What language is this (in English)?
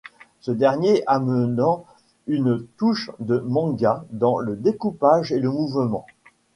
French